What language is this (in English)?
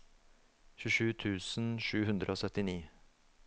Norwegian